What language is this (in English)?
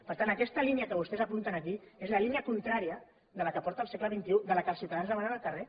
Catalan